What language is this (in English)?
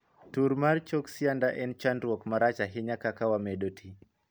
Luo (Kenya and Tanzania)